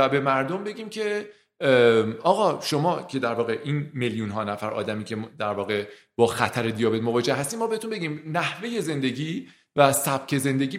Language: Persian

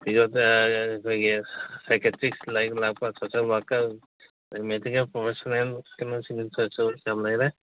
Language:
Manipuri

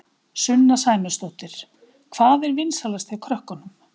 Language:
Icelandic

